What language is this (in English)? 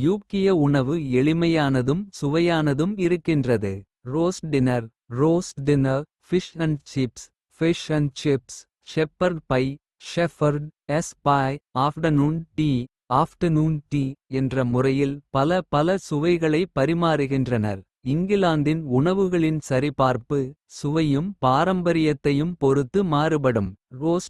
Kota (India)